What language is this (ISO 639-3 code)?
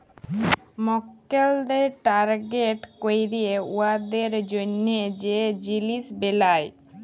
ben